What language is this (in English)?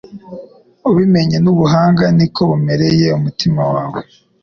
Kinyarwanda